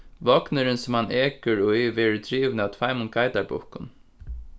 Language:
Faroese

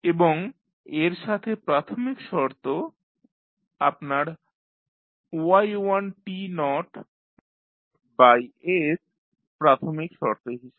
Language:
Bangla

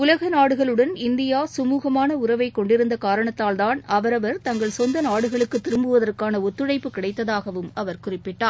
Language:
Tamil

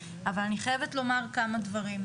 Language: Hebrew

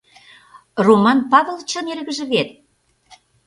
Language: Mari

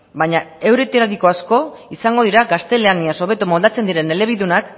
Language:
Basque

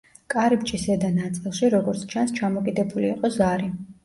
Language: Georgian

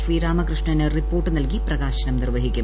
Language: Malayalam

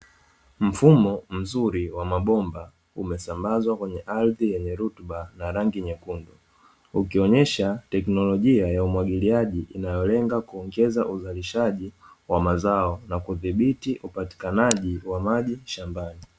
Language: Swahili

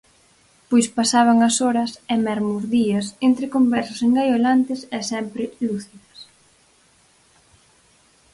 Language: Galician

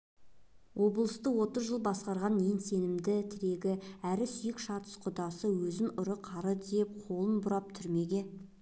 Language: Kazakh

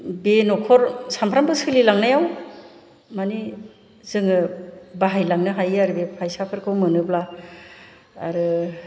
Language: Bodo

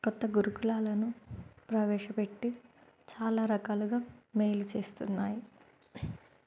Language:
Telugu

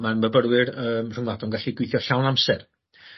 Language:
Welsh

